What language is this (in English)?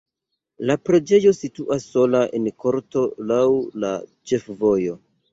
Esperanto